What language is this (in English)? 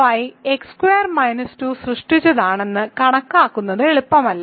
Malayalam